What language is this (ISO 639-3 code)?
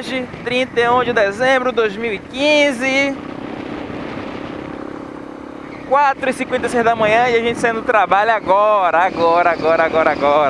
por